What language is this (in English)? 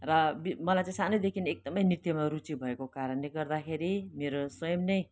Nepali